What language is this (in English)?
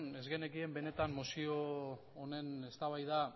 Basque